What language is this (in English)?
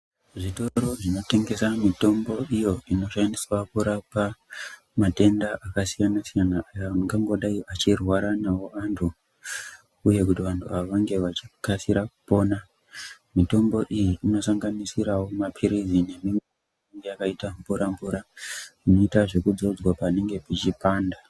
Ndau